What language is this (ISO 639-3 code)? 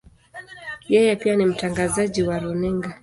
swa